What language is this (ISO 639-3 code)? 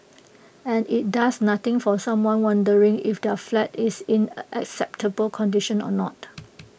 eng